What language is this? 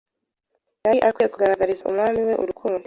Kinyarwanda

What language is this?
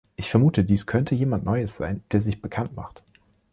German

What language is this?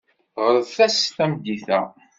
Kabyle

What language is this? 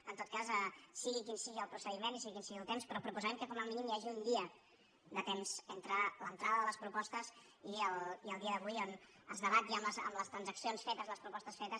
Catalan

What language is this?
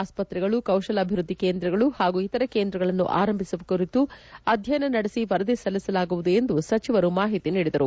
Kannada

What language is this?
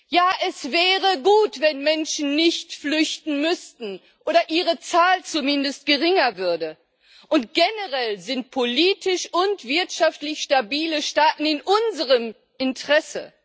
German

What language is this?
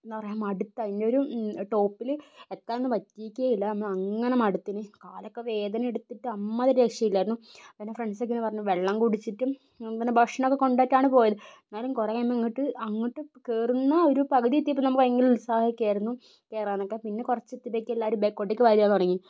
Malayalam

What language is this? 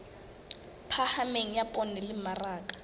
Southern Sotho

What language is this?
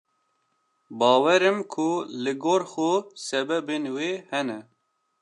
Kurdish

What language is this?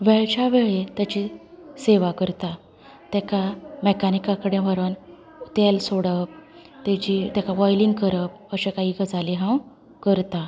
Konkani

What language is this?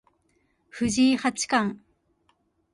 Japanese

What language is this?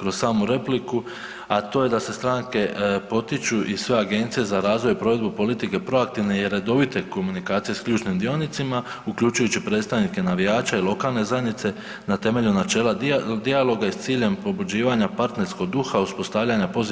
Croatian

